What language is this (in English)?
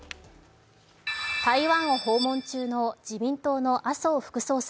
Japanese